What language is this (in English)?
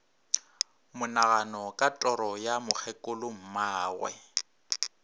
Northern Sotho